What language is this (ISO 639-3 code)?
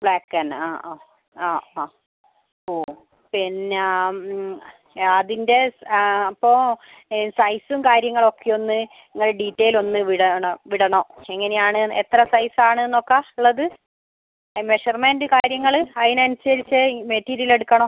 mal